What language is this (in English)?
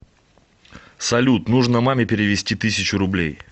Russian